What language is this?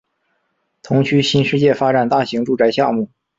Chinese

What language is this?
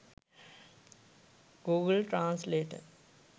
Sinhala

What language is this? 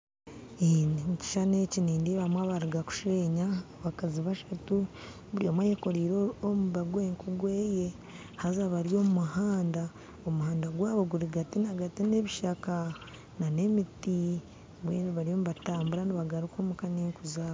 Nyankole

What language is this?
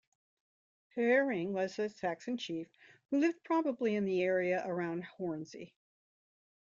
English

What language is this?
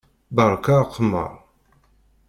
Kabyle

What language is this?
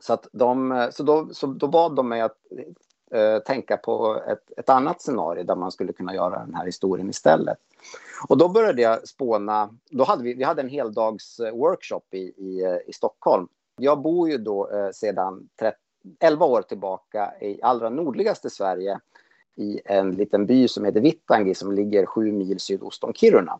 Swedish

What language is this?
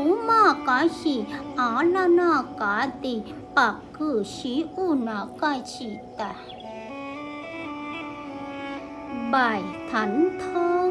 Vietnamese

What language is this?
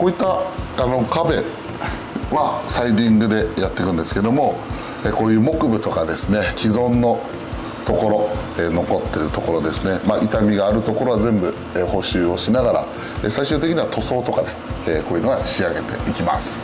Japanese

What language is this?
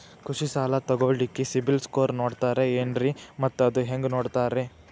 Kannada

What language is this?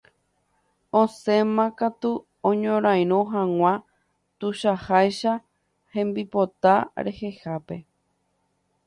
Guarani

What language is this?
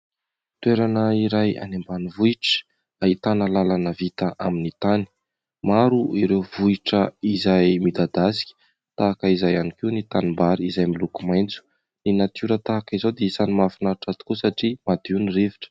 Malagasy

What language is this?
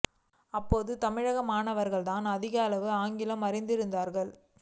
Tamil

